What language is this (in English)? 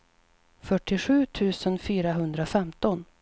Swedish